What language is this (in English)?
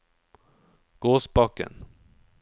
Norwegian